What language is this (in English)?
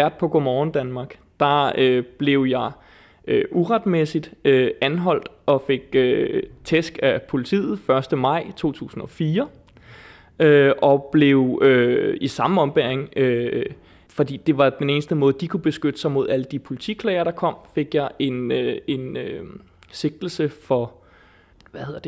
Danish